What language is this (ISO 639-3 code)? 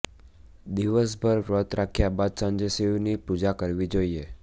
guj